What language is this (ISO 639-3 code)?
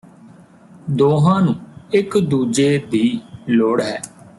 pan